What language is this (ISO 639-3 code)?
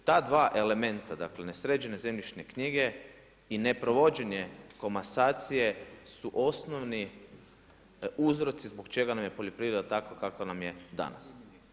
hrv